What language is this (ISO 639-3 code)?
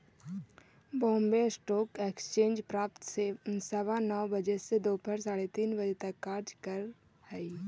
mag